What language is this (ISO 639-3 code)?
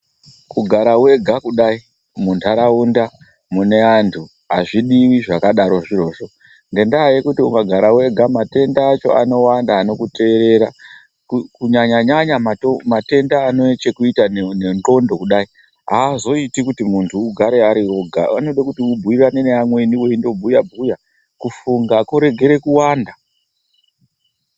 ndc